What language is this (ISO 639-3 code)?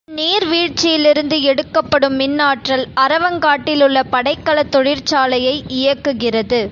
tam